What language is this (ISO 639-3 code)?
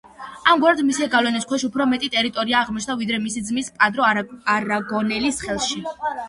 kat